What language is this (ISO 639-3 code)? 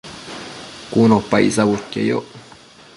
mcf